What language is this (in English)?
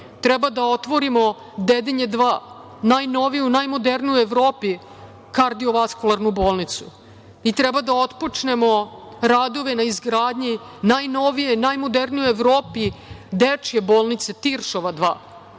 Serbian